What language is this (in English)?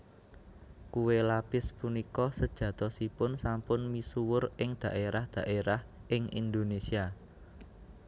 Javanese